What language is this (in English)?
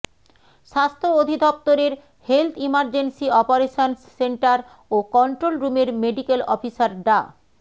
Bangla